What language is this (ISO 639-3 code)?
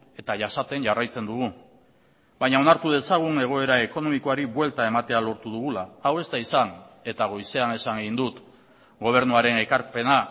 eus